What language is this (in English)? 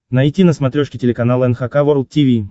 Russian